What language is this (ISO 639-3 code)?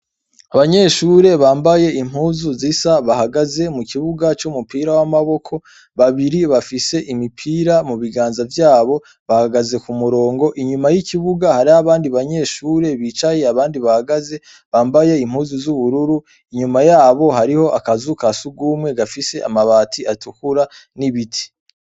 run